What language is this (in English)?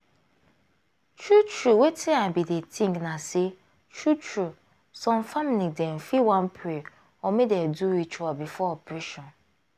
Nigerian Pidgin